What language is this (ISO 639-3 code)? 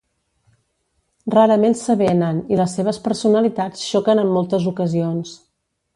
cat